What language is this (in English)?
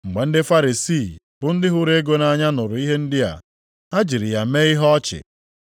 Igbo